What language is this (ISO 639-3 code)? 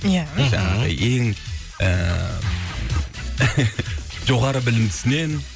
kaz